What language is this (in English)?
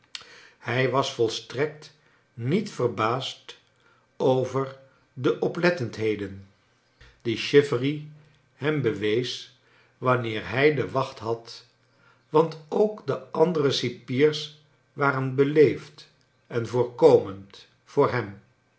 Dutch